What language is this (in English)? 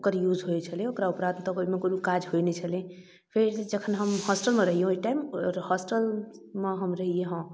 Maithili